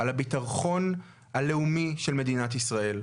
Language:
Hebrew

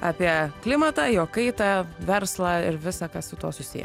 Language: Lithuanian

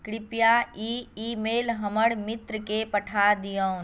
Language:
Maithili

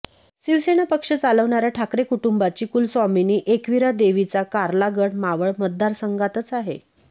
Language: Marathi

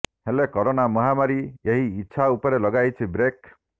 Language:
Odia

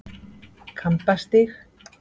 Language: Icelandic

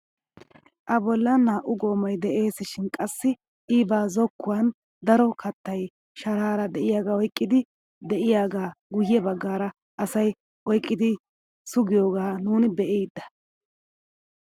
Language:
Wolaytta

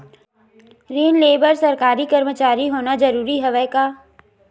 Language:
Chhattisgarhi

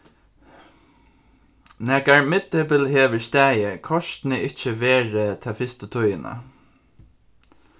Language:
Faroese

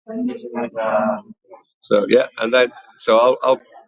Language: Welsh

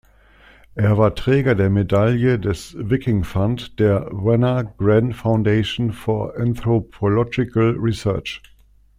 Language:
German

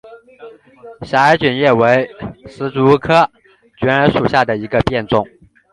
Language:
Chinese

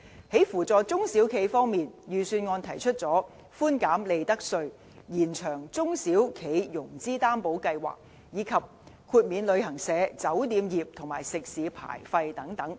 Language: Cantonese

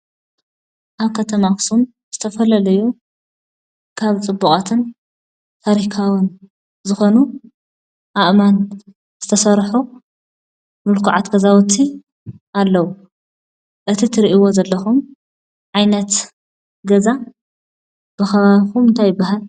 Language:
Tigrinya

